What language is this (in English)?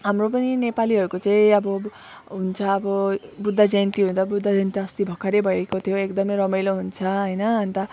Nepali